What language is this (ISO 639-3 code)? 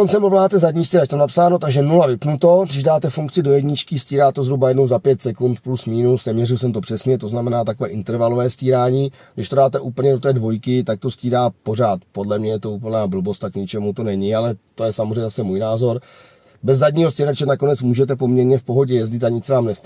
ces